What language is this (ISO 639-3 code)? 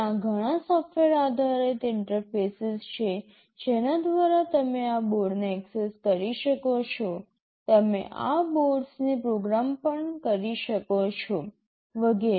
guj